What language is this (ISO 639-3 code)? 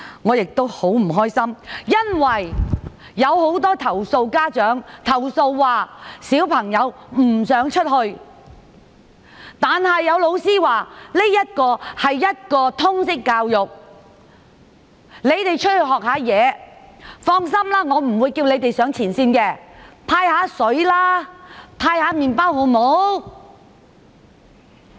yue